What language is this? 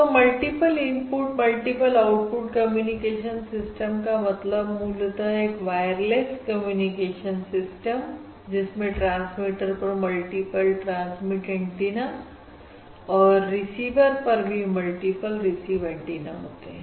Hindi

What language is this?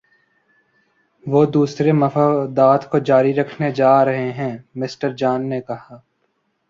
Urdu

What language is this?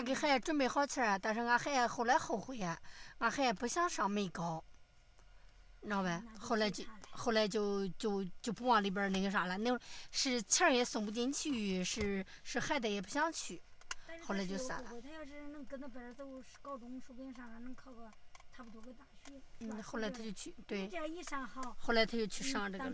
Chinese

